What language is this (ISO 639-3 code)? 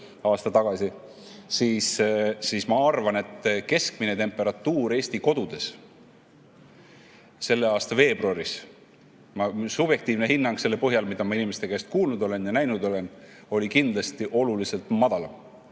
est